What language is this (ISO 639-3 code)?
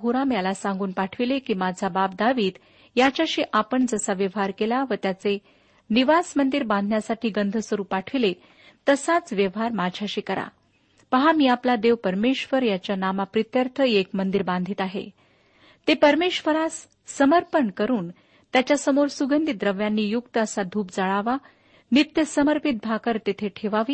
mar